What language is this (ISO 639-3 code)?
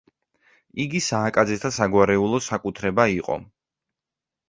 kat